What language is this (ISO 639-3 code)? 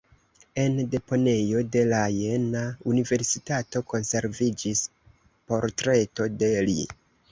epo